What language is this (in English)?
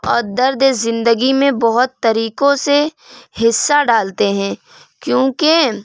Urdu